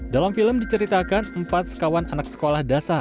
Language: Indonesian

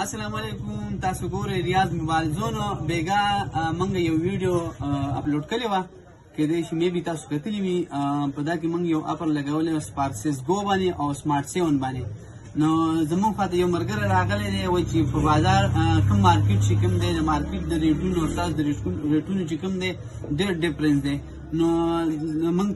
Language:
Romanian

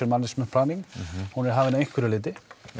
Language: Icelandic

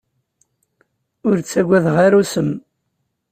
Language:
Kabyle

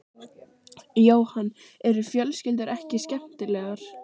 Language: Icelandic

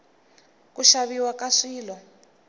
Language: Tsonga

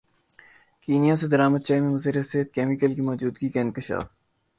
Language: Urdu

